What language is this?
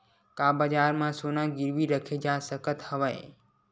Chhattisgarhi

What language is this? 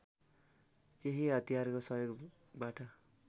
Nepali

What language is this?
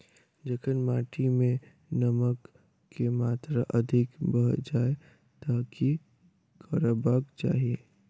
Maithili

